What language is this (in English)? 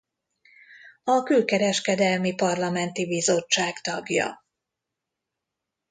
Hungarian